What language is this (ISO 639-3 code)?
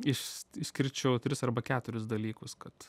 lit